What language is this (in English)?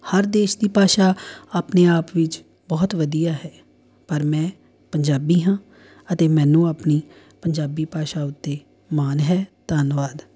Punjabi